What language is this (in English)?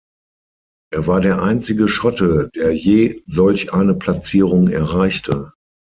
German